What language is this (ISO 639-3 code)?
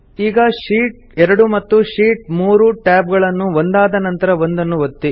kan